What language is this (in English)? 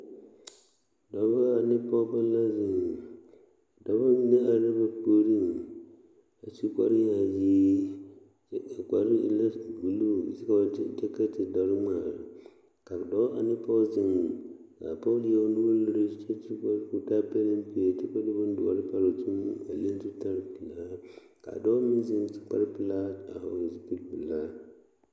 Southern Dagaare